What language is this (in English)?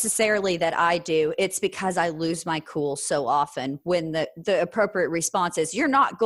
English